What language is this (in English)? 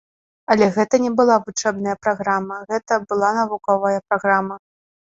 Belarusian